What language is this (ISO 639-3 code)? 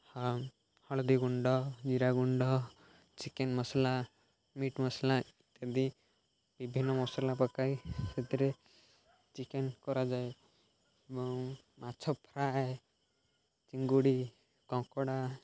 ori